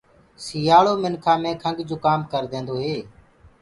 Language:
Gurgula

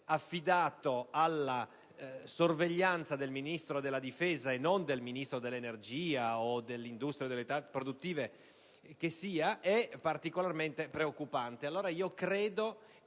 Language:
Italian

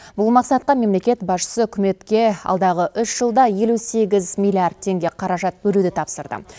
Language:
Kazakh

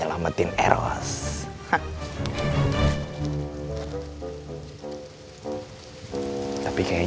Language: Indonesian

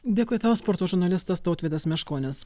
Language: Lithuanian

